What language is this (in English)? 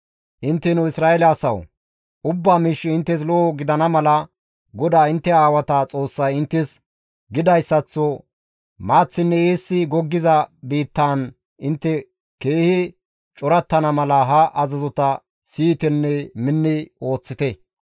Gamo